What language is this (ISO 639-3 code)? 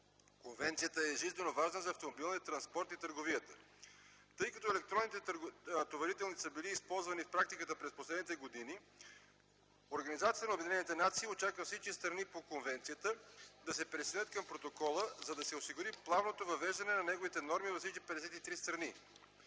bul